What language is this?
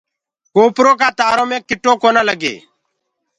Gurgula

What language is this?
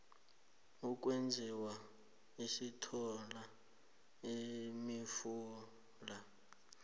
South Ndebele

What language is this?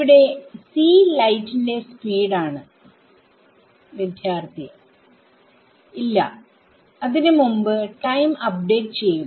Malayalam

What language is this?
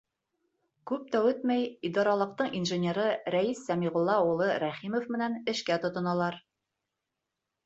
Bashkir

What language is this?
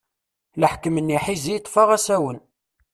Kabyle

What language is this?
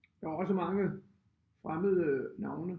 Danish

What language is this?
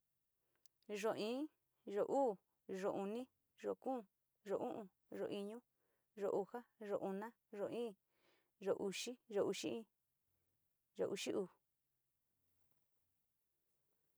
Sinicahua Mixtec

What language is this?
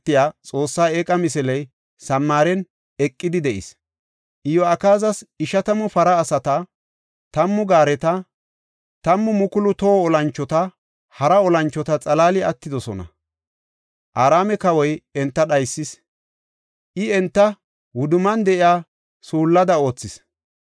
Gofa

